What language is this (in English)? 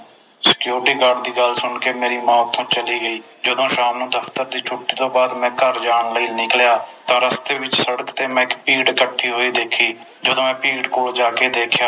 Punjabi